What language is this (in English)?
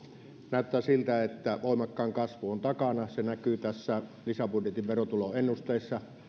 Finnish